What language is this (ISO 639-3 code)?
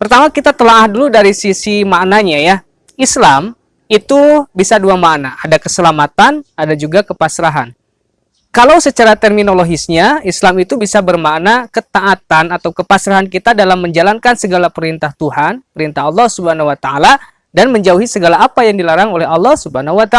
ind